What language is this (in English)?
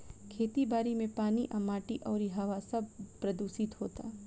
Bhojpuri